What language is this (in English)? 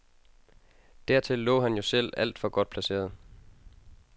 Danish